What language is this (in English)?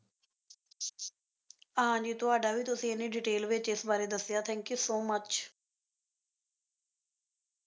Punjabi